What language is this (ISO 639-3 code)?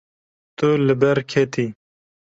kur